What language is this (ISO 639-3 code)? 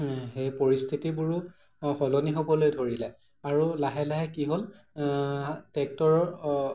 asm